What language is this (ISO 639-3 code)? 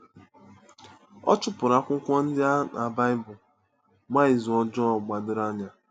ibo